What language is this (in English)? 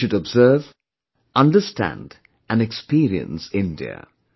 English